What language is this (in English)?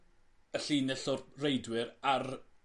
Welsh